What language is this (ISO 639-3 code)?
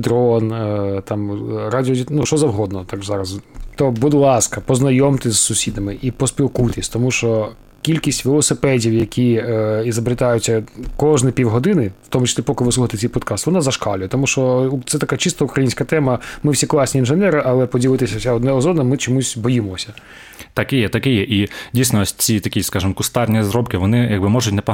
ukr